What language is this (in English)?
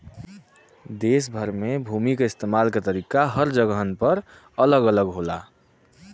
Bhojpuri